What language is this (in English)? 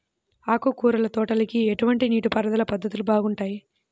Telugu